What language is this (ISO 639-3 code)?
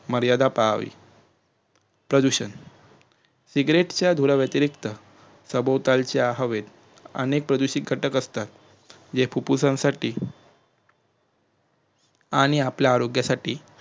mar